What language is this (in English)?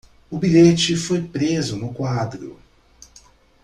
Portuguese